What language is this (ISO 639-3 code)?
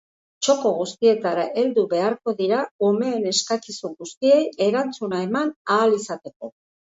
eus